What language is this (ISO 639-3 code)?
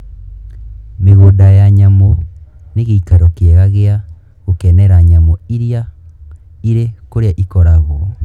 kik